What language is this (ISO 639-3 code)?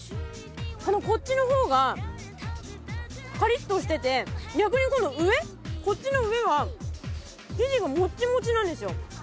jpn